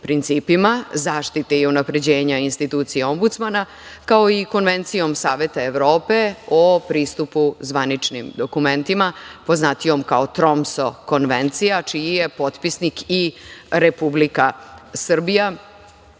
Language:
Serbian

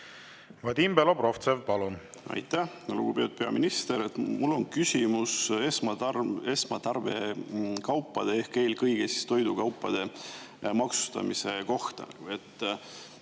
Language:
Estonian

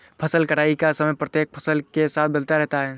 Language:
Hindi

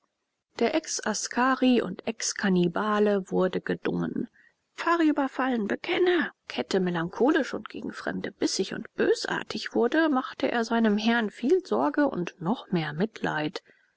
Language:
German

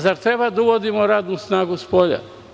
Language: Serbian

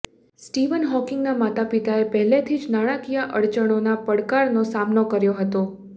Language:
Gujarati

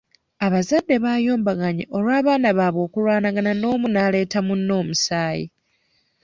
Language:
Ganda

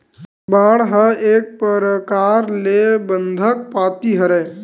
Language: Chhattisgarhi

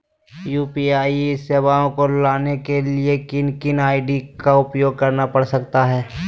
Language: Magahi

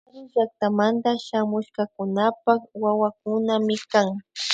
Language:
Imbabura Highland Quichua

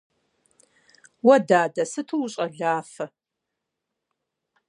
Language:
Kabardian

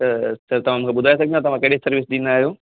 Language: Sindhi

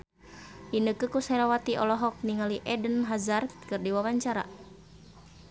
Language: Sundanese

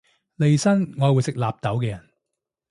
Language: Cantonese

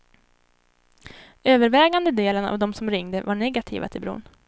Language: Swedish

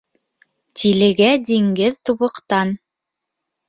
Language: Bashkir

